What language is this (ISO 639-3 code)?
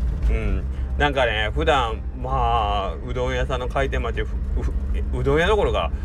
jpn